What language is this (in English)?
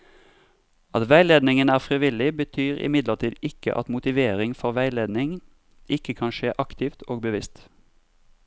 Norwegian